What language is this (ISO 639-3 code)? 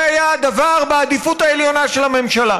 heb